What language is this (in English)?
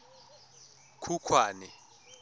Tswana